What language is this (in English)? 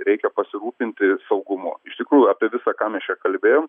Lithuanian